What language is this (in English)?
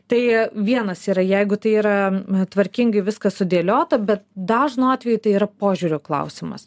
Lithuanian